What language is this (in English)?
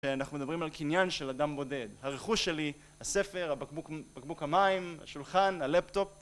Hebrew